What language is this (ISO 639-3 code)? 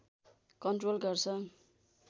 nep